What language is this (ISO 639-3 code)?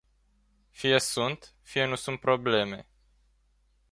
ron